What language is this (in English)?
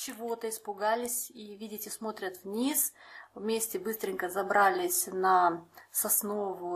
Russian